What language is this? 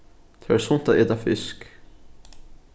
Faroese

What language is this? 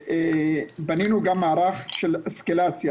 Hebrew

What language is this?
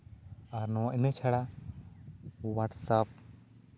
Santali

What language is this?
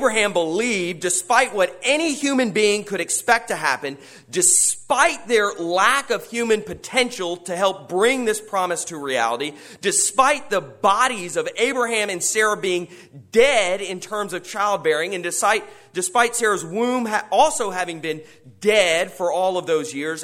English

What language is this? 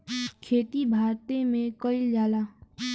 Bhojpuri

